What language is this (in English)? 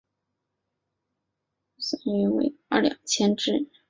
Chinese